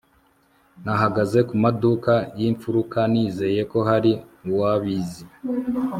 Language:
Kinyarwanda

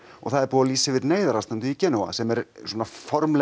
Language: Icelandic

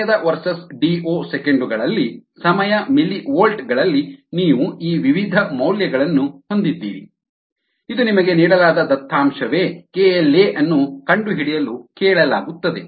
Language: Kannada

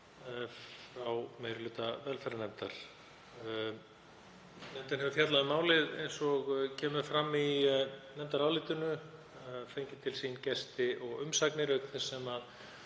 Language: Icelandic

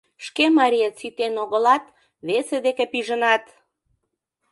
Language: Mari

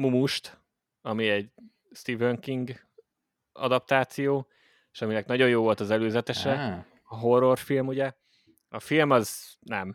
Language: Hungarian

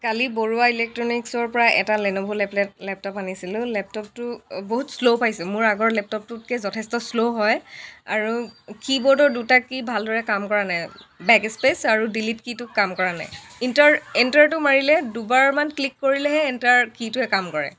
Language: Assamese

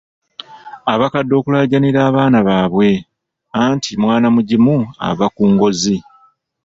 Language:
Ganda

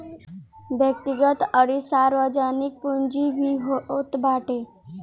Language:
Bhojpuri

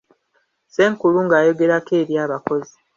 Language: Ganda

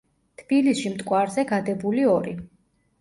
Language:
Georgian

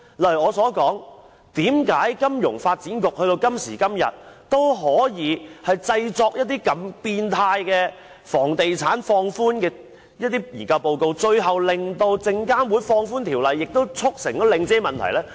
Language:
Cantonese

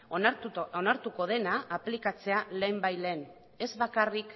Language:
Basque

